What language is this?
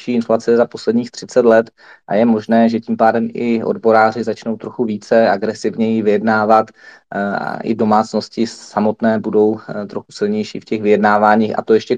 Czech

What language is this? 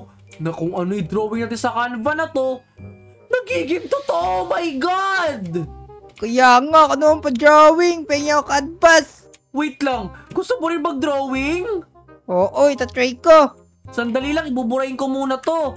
Filipino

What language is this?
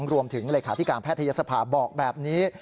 Thai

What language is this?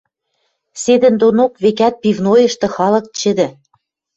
Western Mari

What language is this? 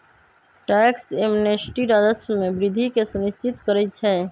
Magahi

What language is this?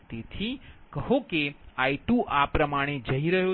Gujarati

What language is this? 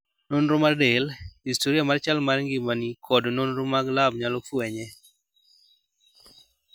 Luo (Kenya and Tanzania)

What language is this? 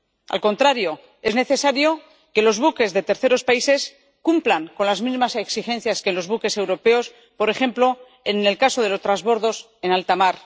Spanish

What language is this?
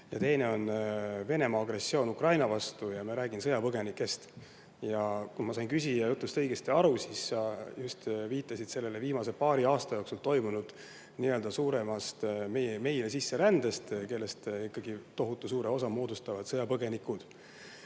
Estonian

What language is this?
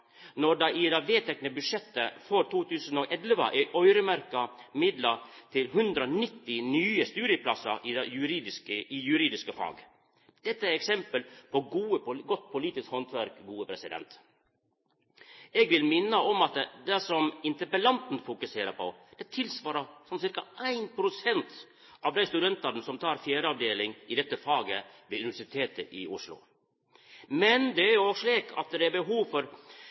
Norwegian Nynorsk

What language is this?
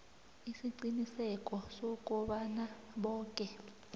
South Ndebele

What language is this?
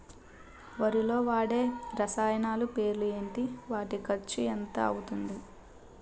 Telugu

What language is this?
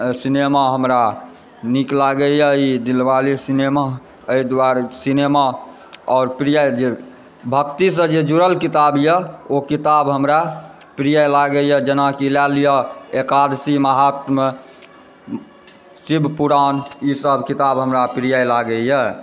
Maithili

